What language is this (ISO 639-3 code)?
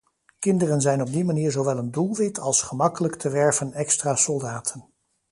nld